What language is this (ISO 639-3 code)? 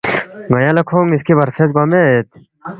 bft